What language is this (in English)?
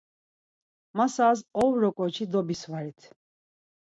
Laz